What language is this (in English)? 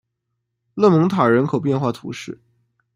Chinese